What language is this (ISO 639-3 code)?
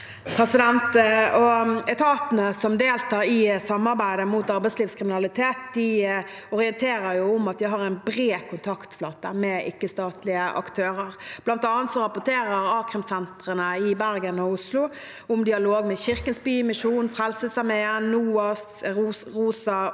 nor